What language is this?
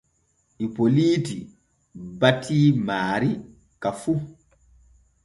Borgu Fulfulde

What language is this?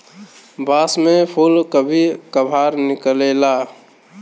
Bhojpuri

